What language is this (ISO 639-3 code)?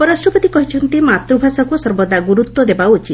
ori